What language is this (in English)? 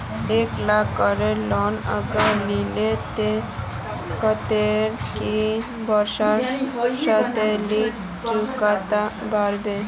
Magahi